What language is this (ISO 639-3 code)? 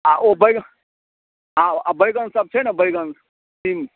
mai